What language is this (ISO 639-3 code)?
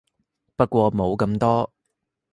yue